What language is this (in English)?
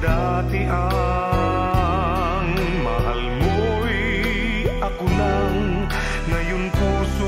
Filipino